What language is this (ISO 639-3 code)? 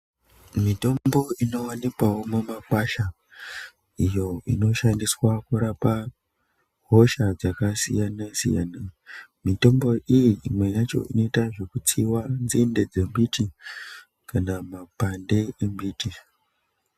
ndc